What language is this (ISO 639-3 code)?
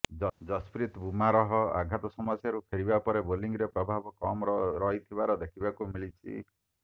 ori